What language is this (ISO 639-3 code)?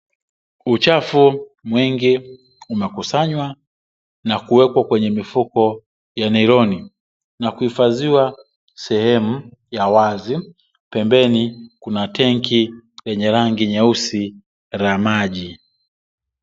swa